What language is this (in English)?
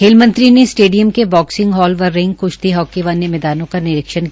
Hindi